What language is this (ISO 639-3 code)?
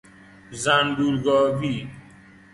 fas